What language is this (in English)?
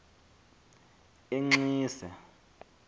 Xhosa